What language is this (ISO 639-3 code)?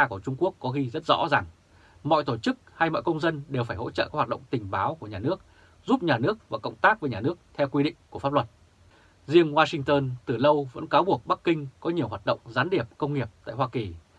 vie